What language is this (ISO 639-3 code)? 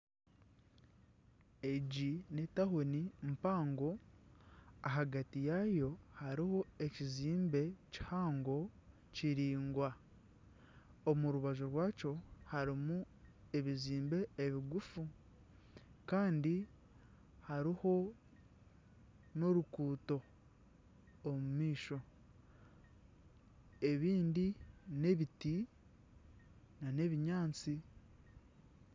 nyn